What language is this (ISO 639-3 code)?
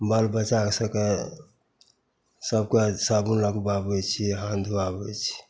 mai